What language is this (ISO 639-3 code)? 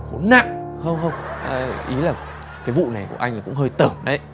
vie